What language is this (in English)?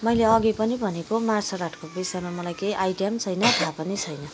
Nepali